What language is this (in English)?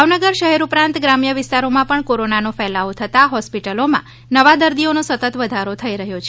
Gujarati